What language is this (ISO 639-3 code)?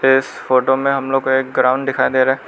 hin